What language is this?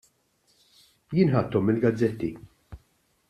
Maltese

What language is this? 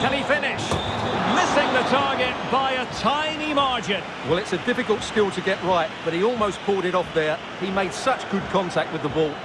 English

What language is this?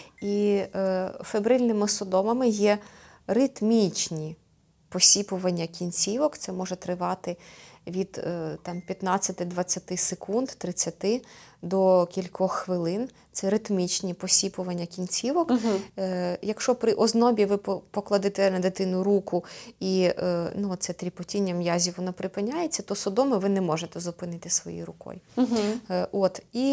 Ukrainian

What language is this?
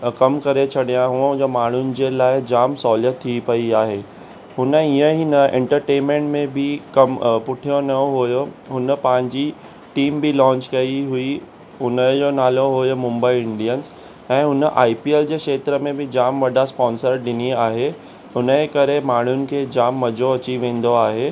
Sindhi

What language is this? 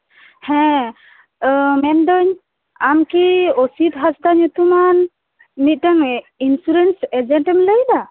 Santali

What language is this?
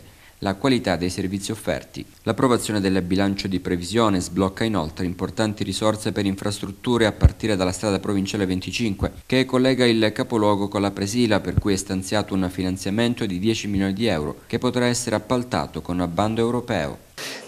Italian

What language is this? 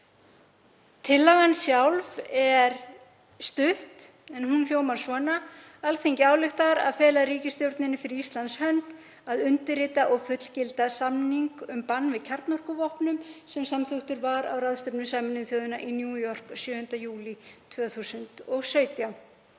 Icelandic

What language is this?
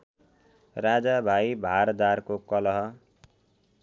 Nepali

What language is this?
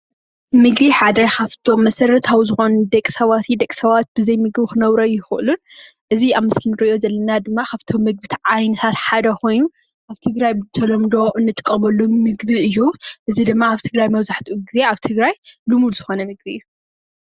Tigrinya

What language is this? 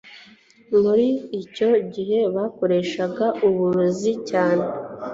Kinyarwanda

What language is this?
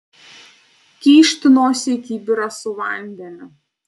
Lithuanian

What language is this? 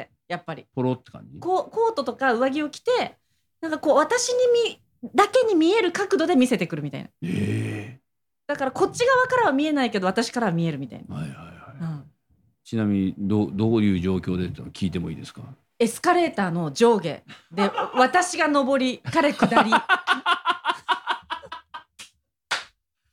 Japanese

